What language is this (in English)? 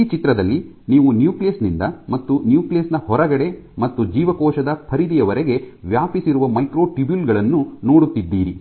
Kannada